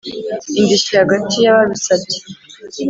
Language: Kinyarwanda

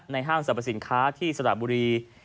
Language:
Thai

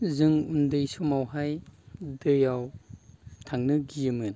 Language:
Bodo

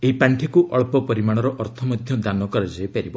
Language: Odia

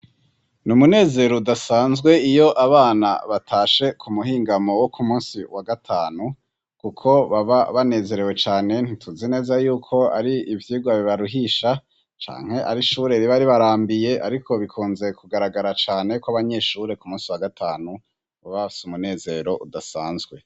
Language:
Rundi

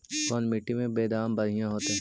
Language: Magahi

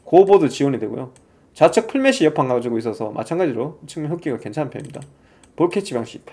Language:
Korean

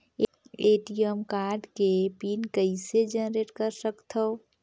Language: Chhattisgarhi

